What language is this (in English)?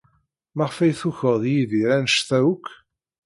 Kabyle